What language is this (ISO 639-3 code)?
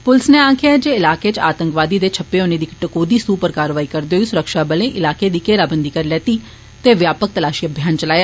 doi